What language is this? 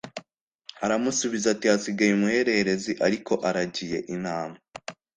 Kinyarwanda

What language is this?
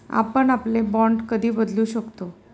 Marathi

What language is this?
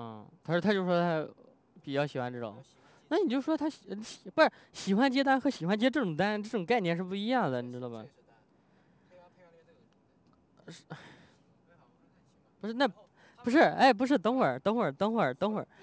Chinese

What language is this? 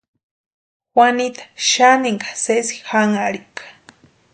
Western Highland Purepecha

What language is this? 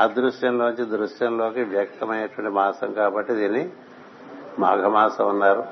Telugu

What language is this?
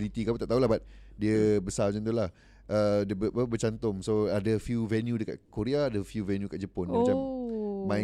Malay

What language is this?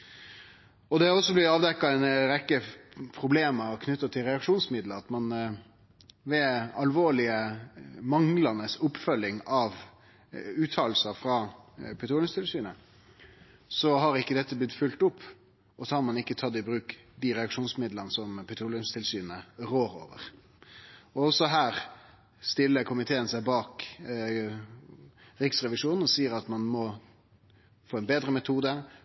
Norwegian Nynorsk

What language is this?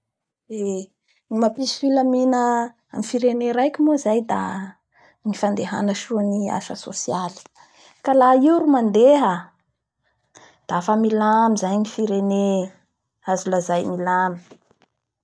Bara Malagasy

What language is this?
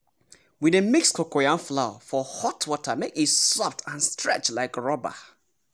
Nigerian Pidgin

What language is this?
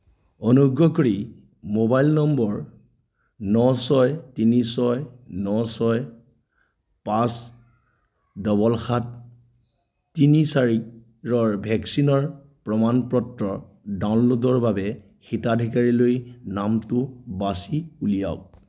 Assamese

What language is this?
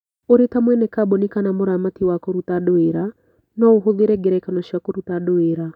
Kikuyu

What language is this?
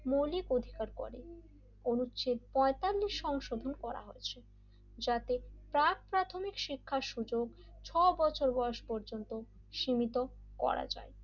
Bangla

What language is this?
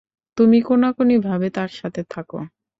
Bangla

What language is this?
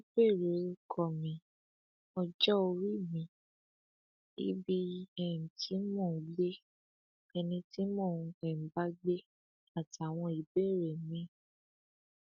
Yoruba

